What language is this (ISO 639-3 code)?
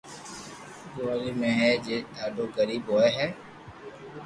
lrk